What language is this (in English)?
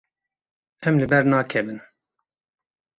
Kurdish